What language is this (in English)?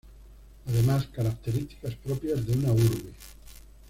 Spanish